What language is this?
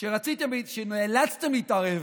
Hebrew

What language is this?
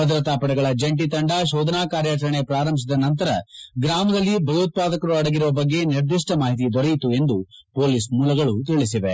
Kannada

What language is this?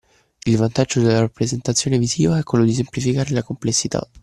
Italian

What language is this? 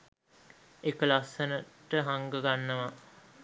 Sinhala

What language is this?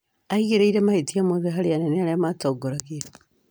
Kikuyu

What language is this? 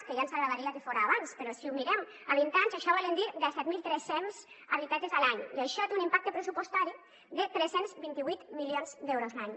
Catalan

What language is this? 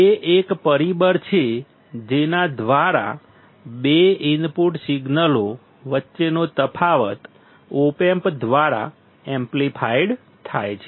Gujarati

